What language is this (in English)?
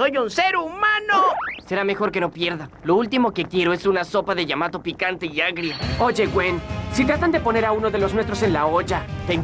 Spanish